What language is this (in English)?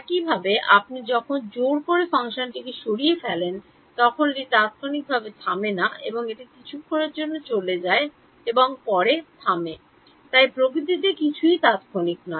Bangla